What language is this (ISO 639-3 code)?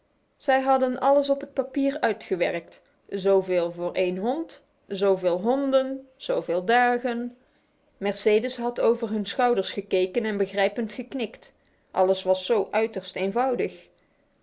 nld